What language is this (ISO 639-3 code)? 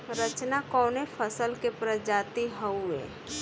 bho